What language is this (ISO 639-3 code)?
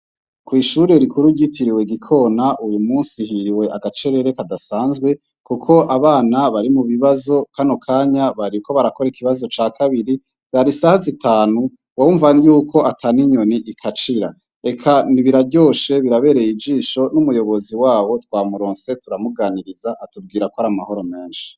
run